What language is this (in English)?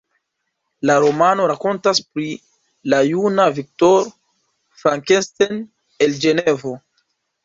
Esperanto